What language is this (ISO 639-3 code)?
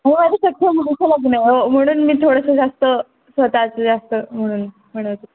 mar